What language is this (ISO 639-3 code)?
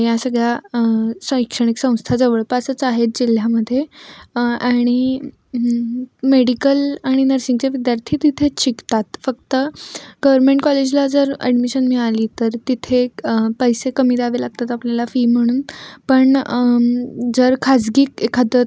mar